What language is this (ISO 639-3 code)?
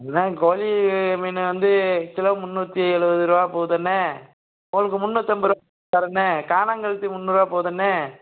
tam